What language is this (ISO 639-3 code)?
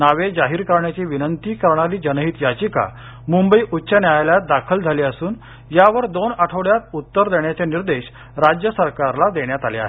mar